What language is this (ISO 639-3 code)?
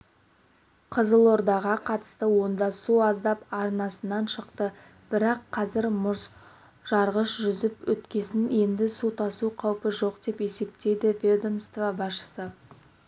kaz